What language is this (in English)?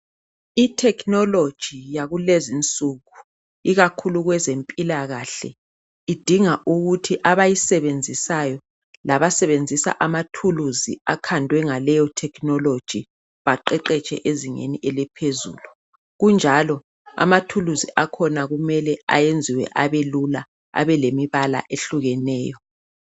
North Ndebele